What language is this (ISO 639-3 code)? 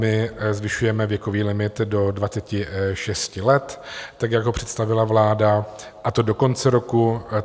ces